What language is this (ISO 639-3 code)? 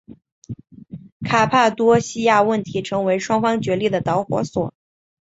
zho